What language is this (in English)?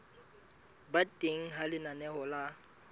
Southern Sotho